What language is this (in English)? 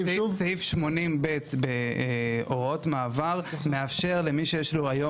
Hebrew